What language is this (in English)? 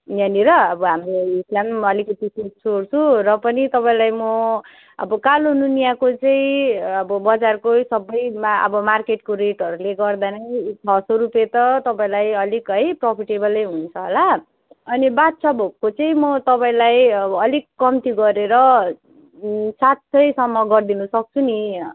Nepali